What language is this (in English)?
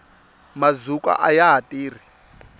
Tsonga